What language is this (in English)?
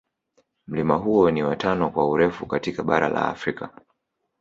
Swahili